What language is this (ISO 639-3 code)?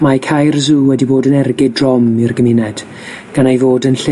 cym